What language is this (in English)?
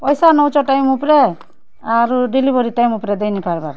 Odia